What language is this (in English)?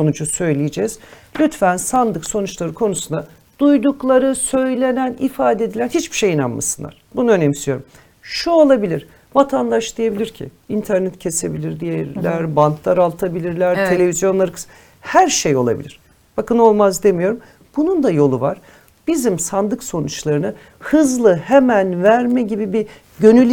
Turkish